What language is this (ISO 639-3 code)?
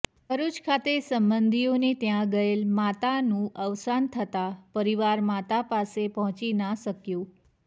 guj